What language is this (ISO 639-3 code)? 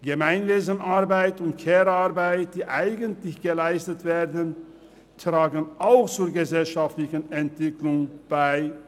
gsw